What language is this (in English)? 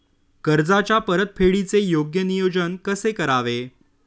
Marathi